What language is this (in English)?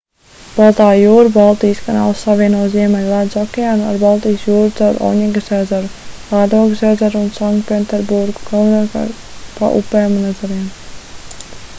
Latvian